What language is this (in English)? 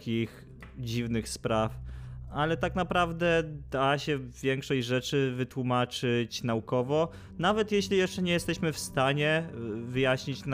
Polish